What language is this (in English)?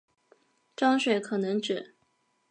Chinese